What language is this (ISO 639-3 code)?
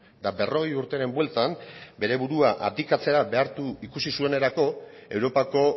eus